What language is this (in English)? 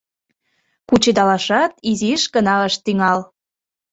Mari